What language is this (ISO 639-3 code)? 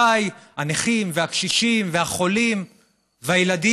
heb